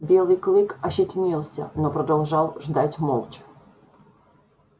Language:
Russian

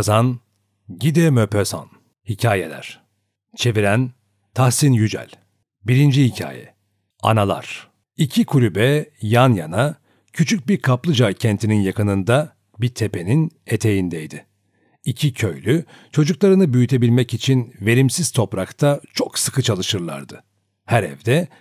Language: Turkish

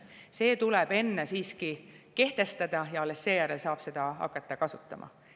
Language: Estonian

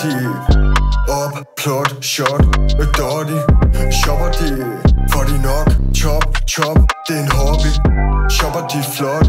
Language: Danish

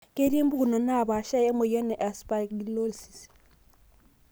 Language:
Masai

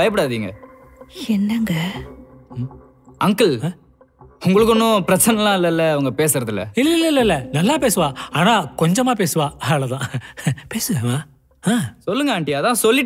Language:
Tamil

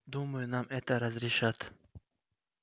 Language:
Russian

